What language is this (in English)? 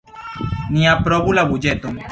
Esperanto